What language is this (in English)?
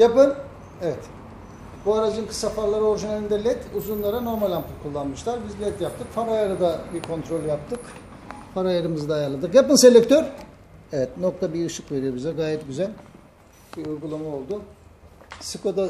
Turkish